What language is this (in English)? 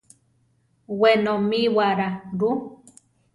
Central Tarahumara